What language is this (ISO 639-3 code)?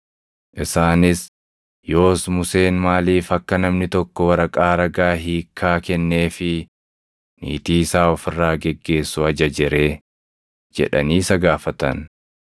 orm